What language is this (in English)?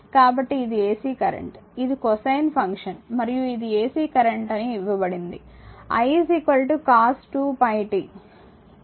Telugu